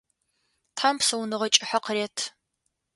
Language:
Adyghe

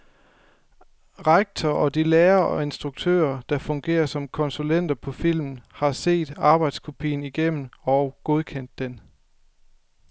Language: Danish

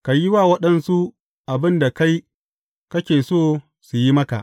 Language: Hausa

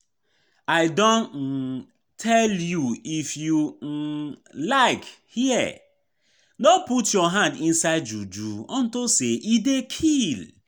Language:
Nigerian Pidgin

